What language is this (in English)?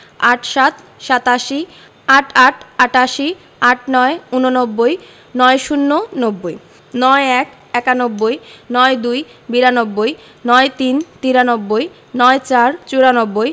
Bangla